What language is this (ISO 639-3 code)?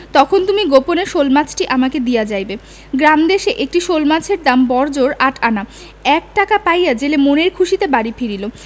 ben